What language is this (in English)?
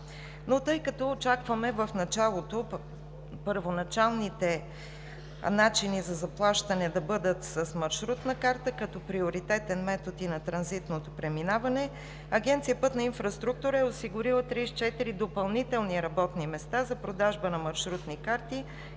Bulgarian